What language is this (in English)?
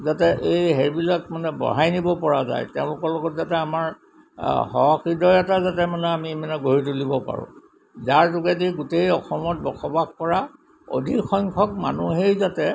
Assamese